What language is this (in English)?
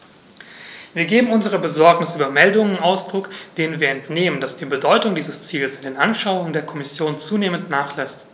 German